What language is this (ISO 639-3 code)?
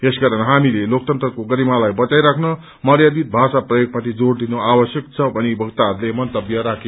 nep